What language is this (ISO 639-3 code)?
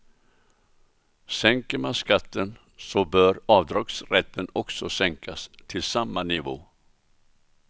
swe